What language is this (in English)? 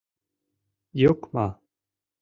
Mari